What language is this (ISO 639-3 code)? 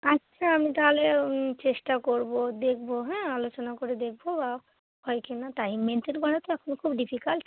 ben